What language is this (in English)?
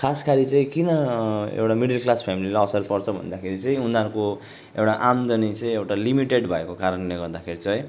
Nepali